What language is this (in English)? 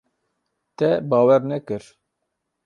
Kurdish